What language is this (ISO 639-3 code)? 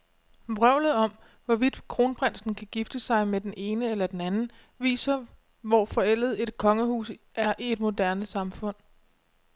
dan